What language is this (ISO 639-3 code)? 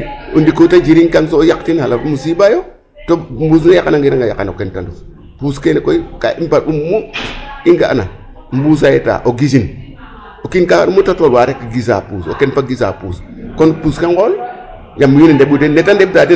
srr